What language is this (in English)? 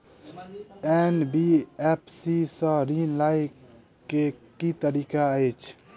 Maithili